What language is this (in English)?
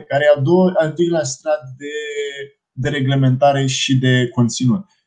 Romanian